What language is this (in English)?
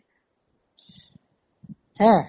Assamese